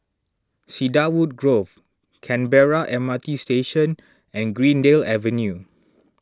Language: English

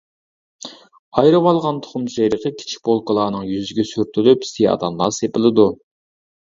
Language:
Uyghur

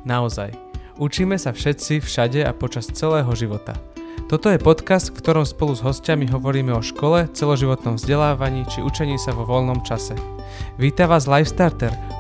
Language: Slovak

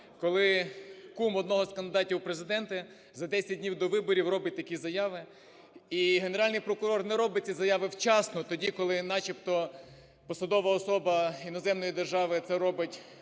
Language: Ukrainian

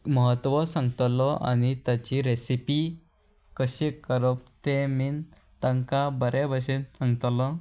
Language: Konkani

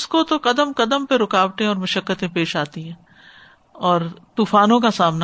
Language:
Urdu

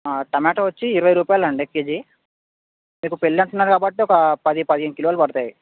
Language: Telugu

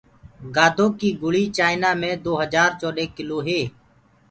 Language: Gurgula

